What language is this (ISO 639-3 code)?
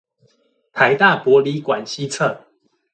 zho